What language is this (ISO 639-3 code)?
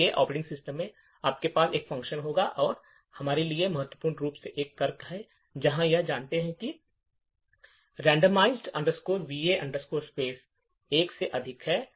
hin